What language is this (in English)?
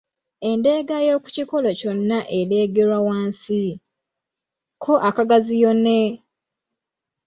Ganda